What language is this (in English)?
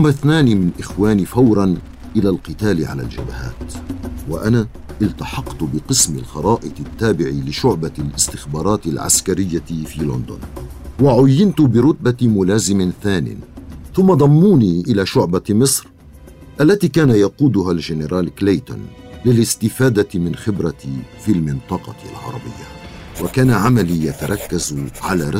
Arabic